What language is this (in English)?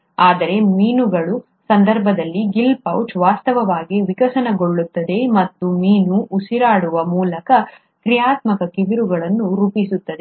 Kannada